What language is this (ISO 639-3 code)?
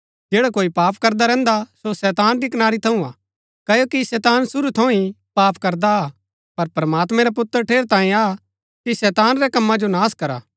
gbk